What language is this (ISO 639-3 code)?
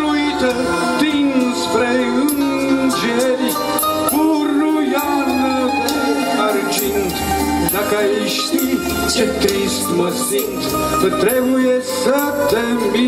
ron